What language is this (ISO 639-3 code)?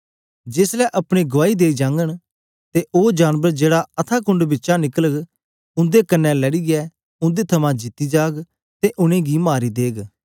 doi